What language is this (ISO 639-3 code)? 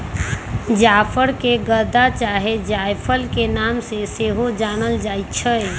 mag